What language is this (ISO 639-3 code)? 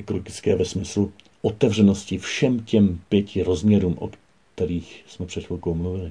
ces